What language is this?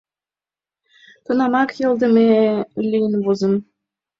Mari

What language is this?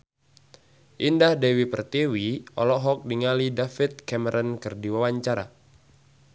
Sundanese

